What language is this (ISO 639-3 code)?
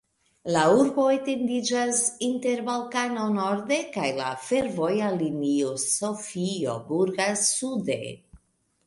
epo